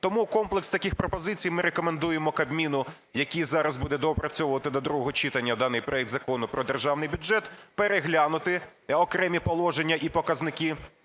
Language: Ukrainian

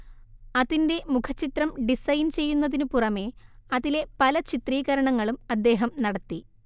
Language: Malayalam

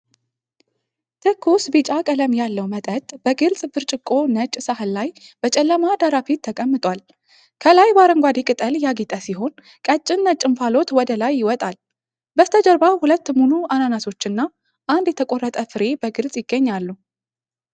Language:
Amharic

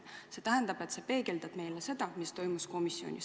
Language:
Estonian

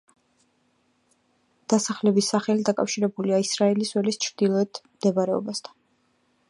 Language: Georgian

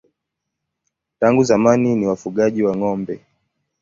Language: Swahili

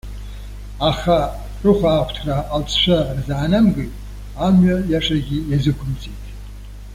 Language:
Abkhazian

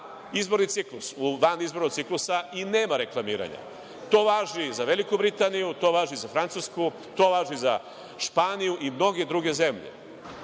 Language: Serbian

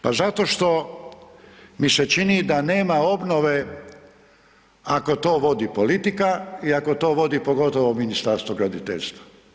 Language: Croatian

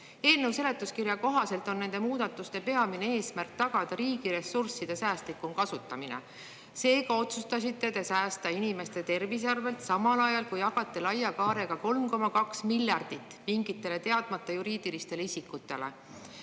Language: Estonian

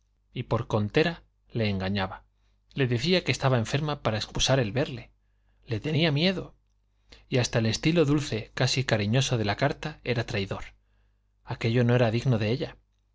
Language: Spanish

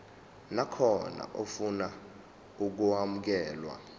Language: Zulu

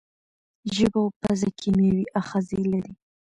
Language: Pashto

